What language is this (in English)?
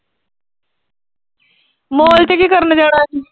Punjabi